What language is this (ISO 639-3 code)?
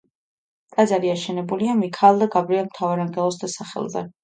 kat